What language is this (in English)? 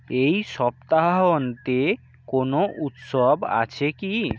Bangla